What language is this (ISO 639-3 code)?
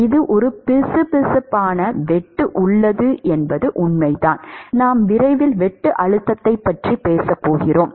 tam